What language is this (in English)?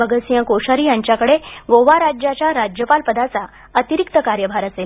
Marathi